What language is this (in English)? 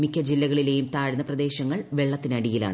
Malayalam